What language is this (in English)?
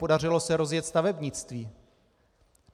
Czech